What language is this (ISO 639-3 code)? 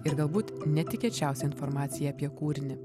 lit